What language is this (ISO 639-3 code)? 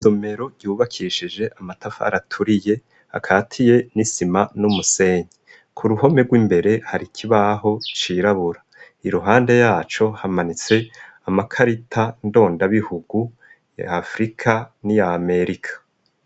run